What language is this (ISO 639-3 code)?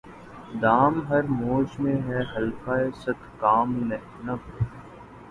urd